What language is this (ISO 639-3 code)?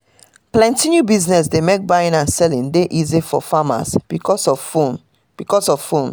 pcm